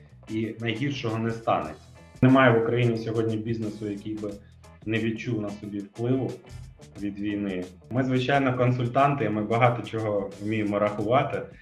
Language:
Ukrainian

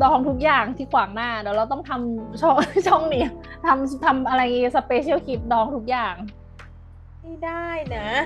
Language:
Thai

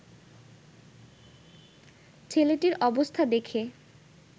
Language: Bangla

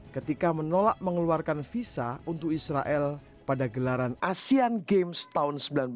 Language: Indonesian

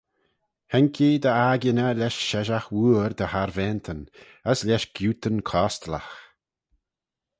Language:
Manx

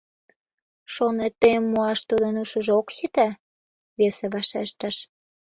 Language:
Mari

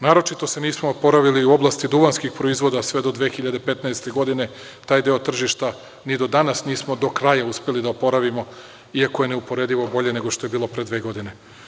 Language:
Serbian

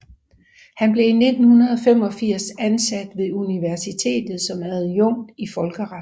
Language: Danish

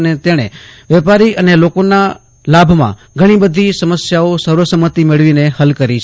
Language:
Gujarati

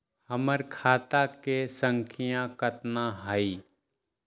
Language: Magahi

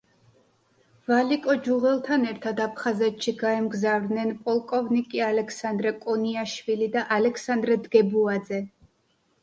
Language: Georgian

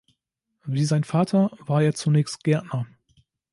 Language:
German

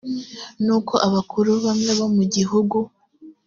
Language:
Kinyarwanda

